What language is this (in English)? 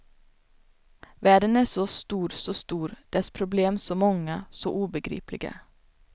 Swedish